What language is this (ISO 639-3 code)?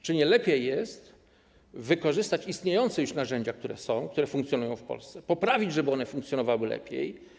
pol